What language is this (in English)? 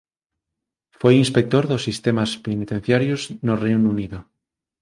Galician